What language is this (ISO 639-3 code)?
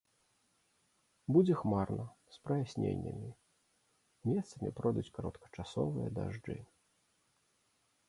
bel